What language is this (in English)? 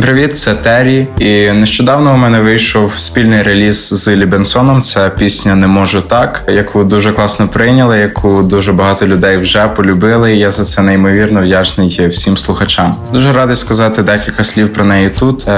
Ukrainian